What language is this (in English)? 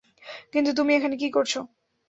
Bangla